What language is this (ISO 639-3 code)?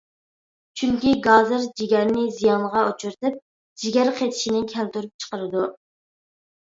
uig